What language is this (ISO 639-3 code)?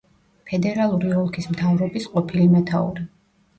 kat